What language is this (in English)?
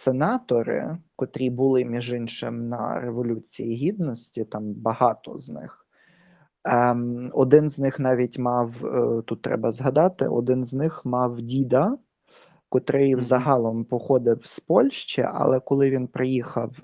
Ukrainian